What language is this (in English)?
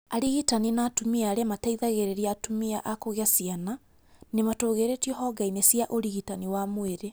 Kikuyu